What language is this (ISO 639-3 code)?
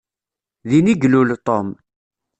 kab